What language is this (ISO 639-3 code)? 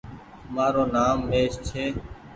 gig